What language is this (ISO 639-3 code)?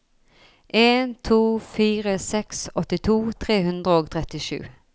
nor